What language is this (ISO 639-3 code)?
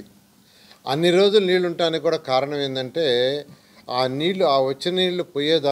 hin